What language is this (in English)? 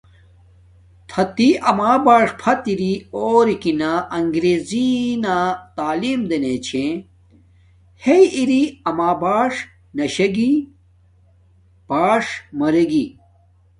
Domaaki